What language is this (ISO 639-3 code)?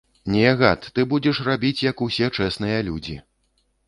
bel